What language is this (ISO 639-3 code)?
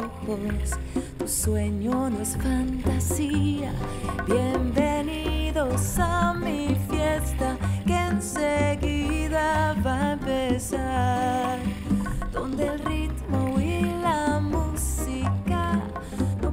fra